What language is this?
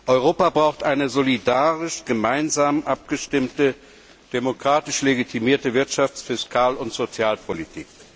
German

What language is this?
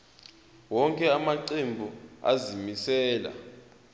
Zulu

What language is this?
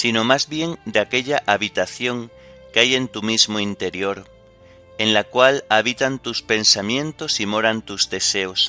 Spanish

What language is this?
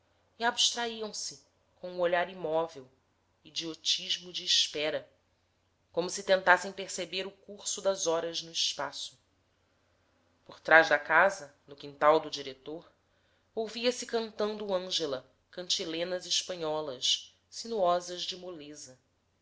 Portuguese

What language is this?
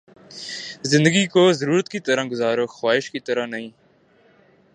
Urdu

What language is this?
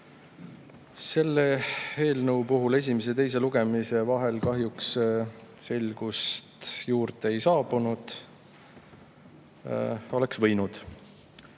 Estonian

